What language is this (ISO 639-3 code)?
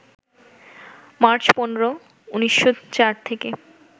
ben